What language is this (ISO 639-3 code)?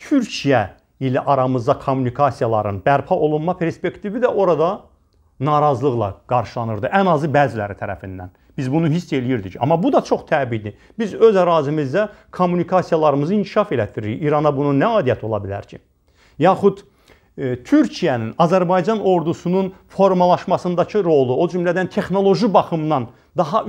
tur